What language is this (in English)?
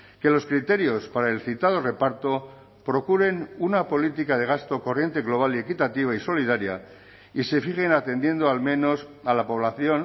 Spanish